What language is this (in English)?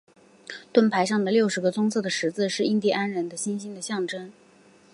Chinese